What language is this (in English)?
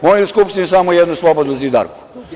Serbian